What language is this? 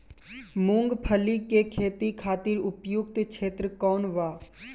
Bhojpuri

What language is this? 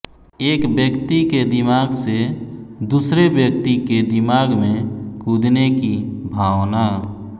Hindi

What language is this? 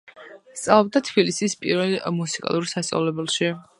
Georgian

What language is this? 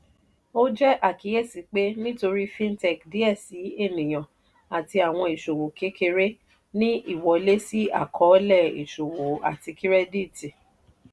Yoruba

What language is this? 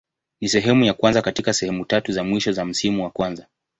Swahili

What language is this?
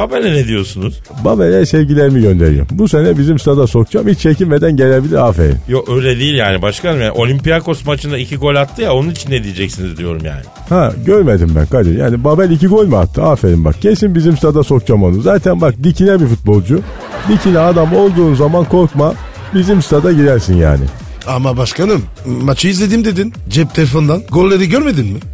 Turkish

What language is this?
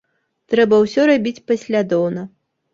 Belarusian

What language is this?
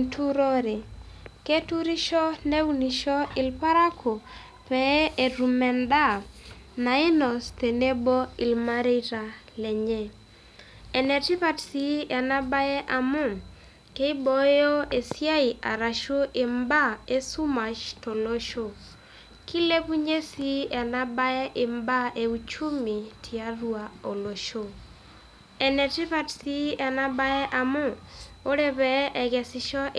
Masai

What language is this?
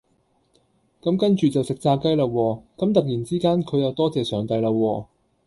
Cantonese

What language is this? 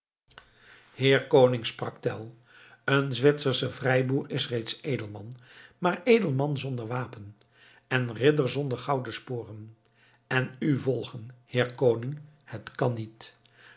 Dutch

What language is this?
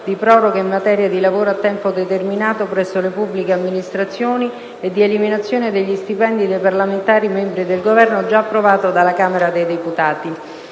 Italian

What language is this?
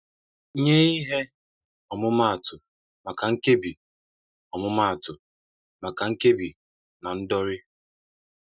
Igbo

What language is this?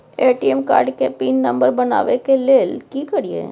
Maithili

